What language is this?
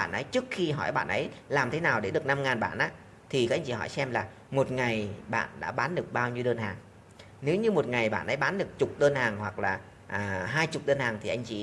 Vietnamese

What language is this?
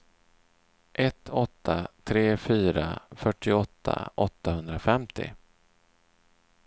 Swedish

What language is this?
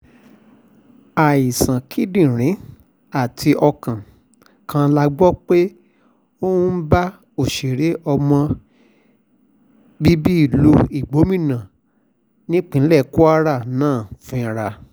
Yoruba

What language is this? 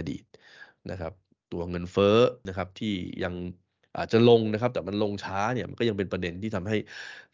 Thai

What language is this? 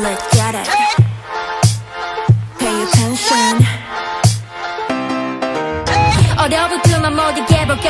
Korean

